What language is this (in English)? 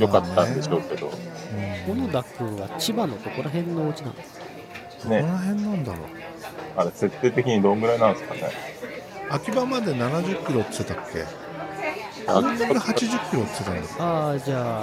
Japanese